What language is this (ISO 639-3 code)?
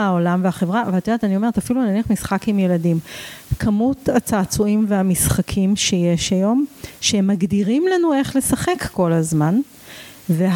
heb